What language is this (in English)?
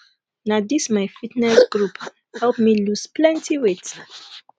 Nigerian Pidgin